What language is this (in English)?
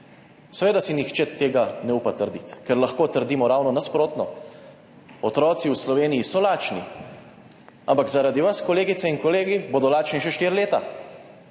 Slovenian